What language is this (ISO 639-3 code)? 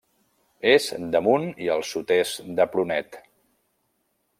cat